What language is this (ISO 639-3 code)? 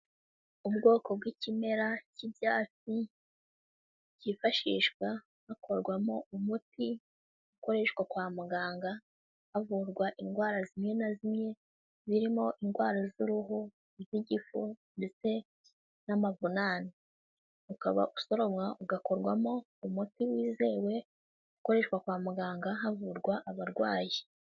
kin